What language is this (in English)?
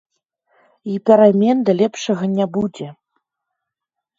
Belarusian